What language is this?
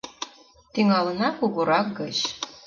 Mari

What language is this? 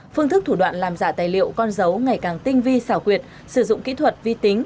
Vietnamese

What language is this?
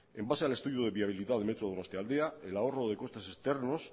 Spanish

